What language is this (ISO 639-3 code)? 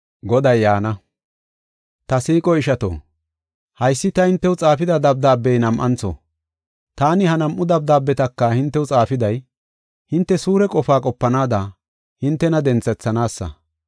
gof